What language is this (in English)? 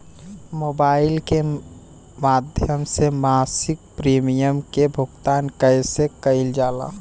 Bhojpuri